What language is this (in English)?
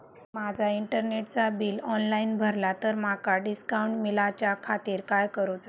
Marathi